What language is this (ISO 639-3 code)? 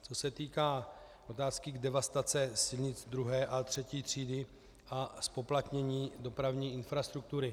ces